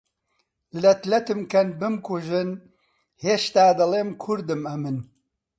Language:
Central Kurdish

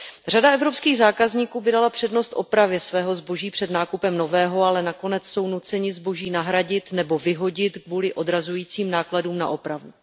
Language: Czech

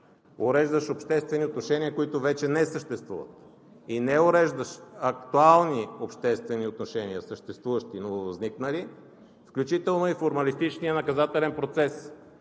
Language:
Bulgarian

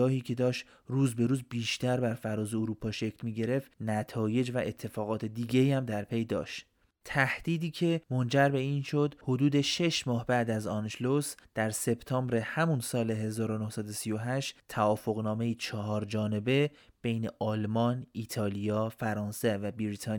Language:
Persian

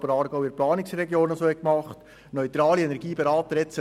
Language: Swiss German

